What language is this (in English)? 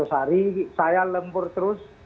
Indonesian